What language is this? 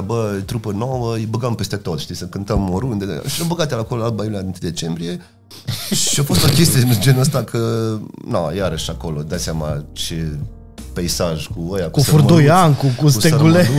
Romanian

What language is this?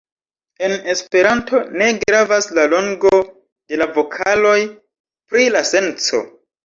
Esperanto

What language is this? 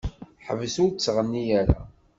Kabyle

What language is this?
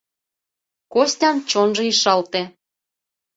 Mari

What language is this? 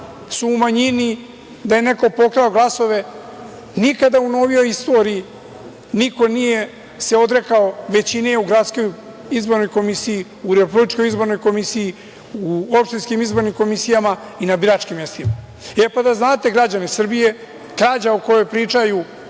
Serbian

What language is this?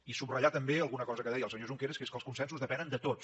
Catalan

